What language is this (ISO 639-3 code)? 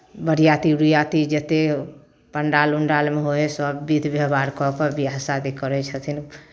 mai